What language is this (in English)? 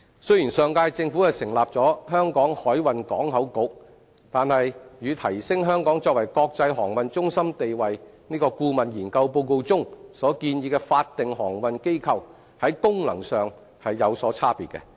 Cantonese